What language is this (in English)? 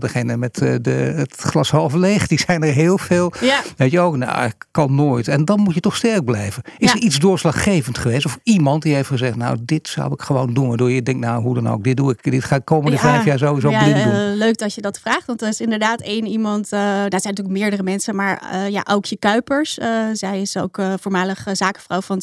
Dutch